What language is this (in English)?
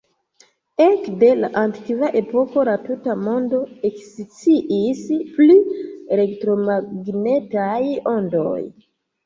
Esperanto